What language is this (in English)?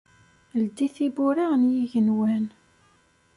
Kabyle